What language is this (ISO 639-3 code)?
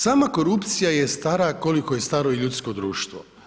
hrv